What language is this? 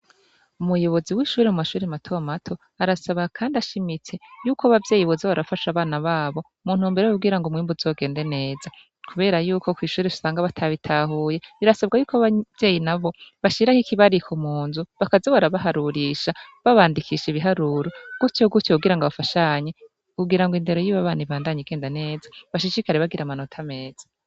Rundi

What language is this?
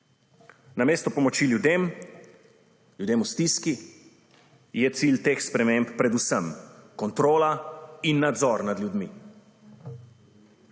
Slovenian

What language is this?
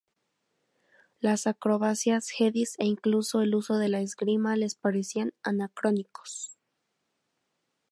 Spanish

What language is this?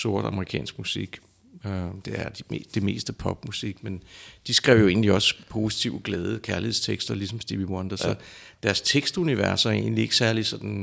Danish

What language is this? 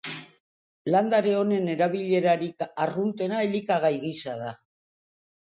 Basque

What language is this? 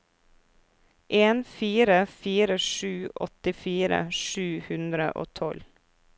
Norwegian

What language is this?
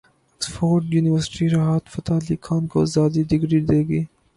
Urdu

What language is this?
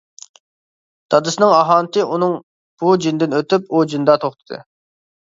Uyghur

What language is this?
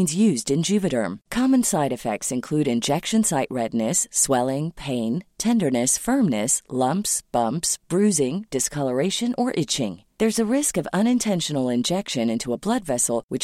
Swedish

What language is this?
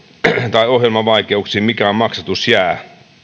Finnish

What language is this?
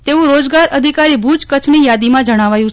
Gujarati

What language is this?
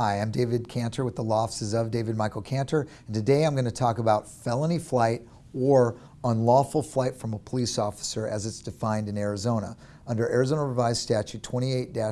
English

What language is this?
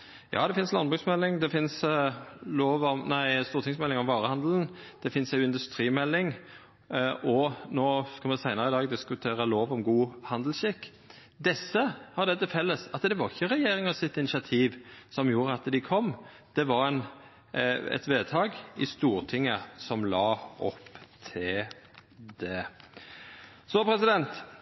Norwegian Nynorsk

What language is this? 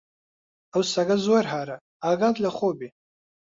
Central Kurdish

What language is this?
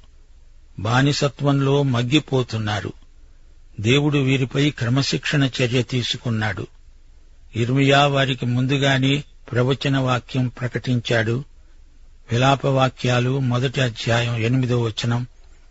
Telugu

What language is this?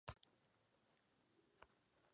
Spanish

